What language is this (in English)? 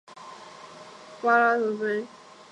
Chinese